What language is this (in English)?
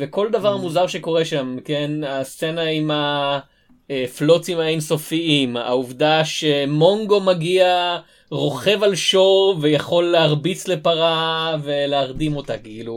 Hebrew